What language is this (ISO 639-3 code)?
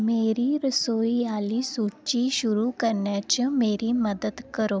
doi